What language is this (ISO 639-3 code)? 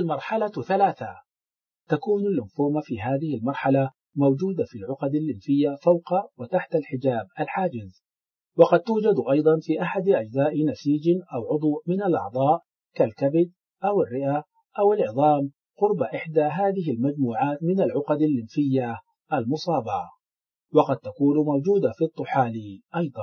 ara